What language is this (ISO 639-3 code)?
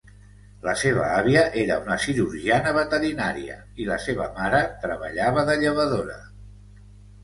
cat